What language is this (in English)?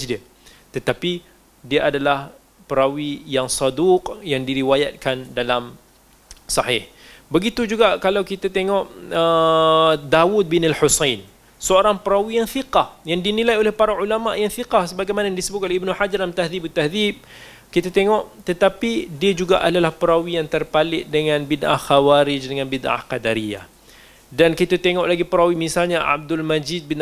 Malay